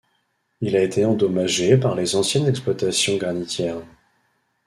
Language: French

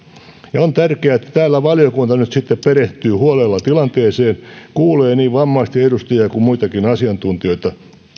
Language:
Finnish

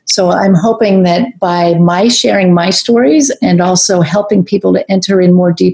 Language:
English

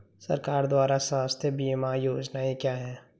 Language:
Hindi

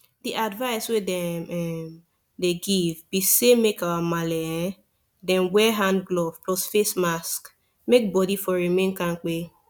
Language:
Nigerian Pidgin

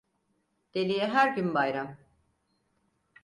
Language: Turkish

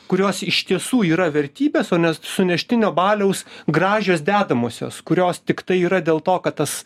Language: Lithuanian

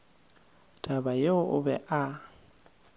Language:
Northern Sotho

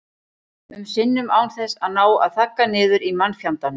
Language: Icelandic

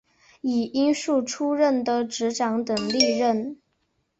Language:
Chinese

